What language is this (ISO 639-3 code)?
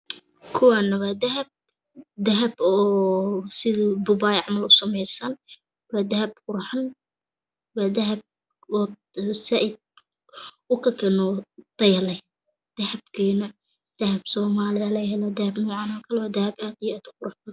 som